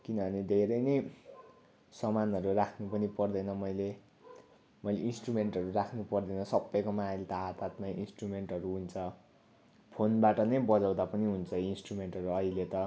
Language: Nepali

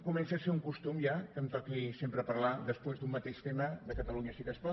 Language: Catalan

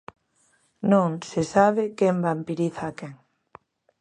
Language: Galician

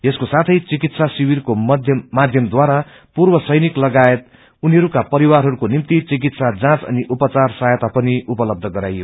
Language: Nepali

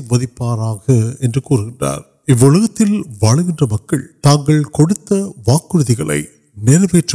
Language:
Urdu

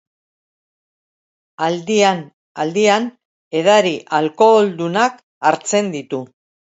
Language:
Basque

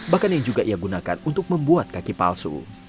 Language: Indonesian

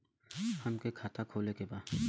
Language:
Bhojpuri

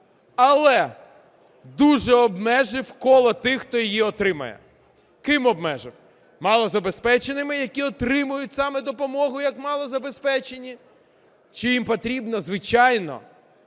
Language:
Ukrainian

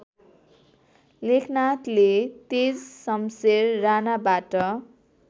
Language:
Nepali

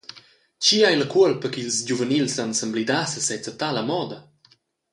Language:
Romansh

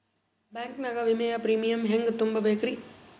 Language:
Kannada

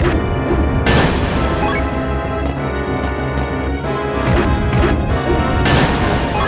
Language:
Japanese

